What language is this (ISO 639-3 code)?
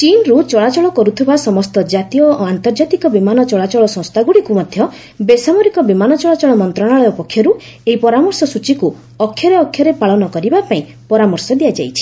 ori